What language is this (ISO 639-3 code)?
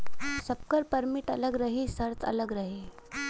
bho